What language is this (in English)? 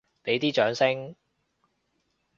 Cantonese